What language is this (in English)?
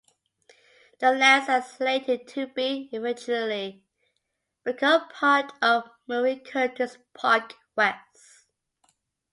English